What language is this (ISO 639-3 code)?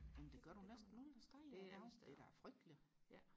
dan